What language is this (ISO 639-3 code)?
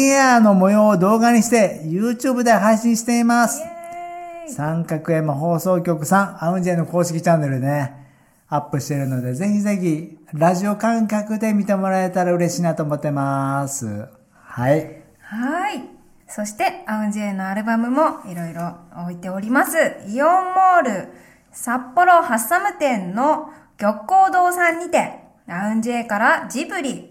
jpn